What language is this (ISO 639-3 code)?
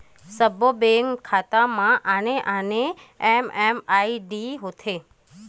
hne